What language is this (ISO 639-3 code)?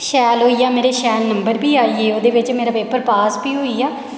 doi